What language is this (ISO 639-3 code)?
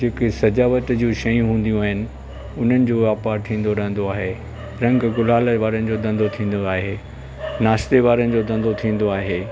snd